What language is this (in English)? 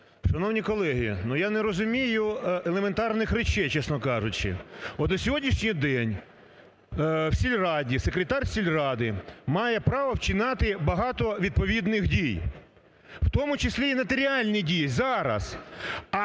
Ukrainian